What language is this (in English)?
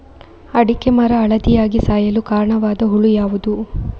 Kannada